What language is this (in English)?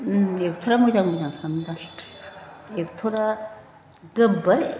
Bodo